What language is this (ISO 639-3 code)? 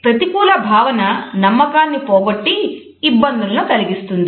tel